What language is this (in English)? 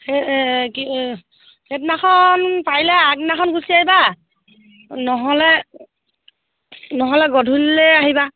Assamese